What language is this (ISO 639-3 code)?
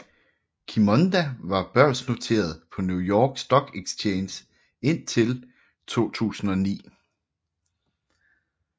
dan